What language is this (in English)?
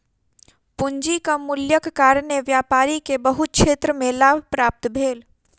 Maithili